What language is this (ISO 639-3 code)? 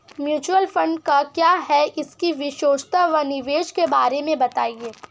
hin